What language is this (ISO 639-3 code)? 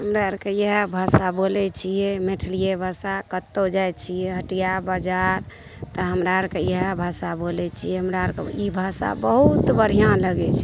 mai